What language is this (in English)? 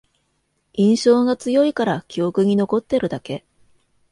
Japanese